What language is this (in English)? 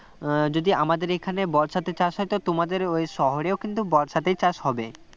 Bangla